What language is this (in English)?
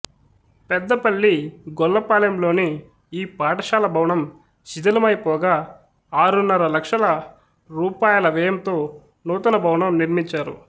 Telugu